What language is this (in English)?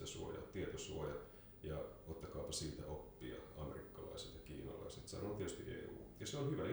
Finnish